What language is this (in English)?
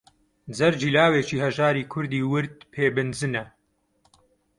Central Kurdish